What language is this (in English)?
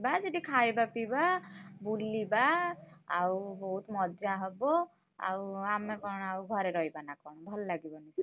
Odia